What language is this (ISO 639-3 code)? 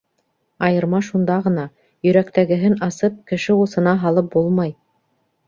bak